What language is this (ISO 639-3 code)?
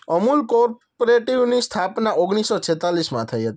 guj